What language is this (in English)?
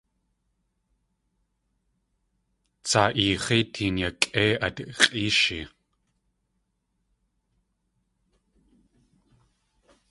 Tlingit